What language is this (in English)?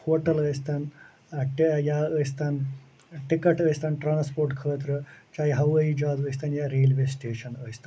Kashmiri